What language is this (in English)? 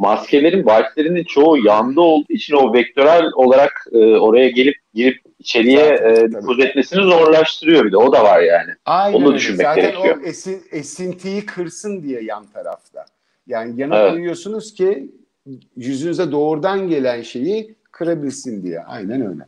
Turkish